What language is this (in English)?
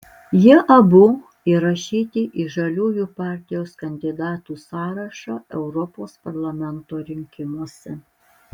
Lithuanian